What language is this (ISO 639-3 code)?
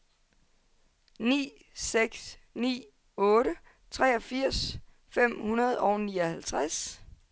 dan